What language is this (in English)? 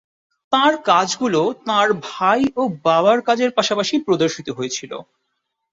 Bangla